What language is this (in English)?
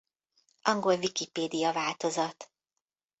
Hungarian